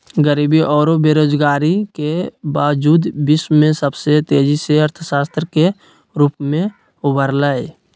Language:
Magahi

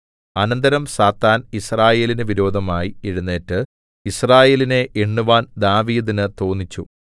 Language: Malayalam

